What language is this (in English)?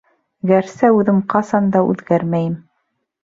Bashkir